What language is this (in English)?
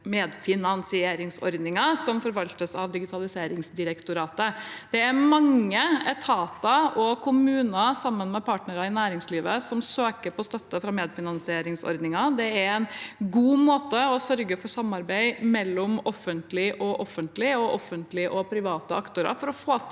Norwegian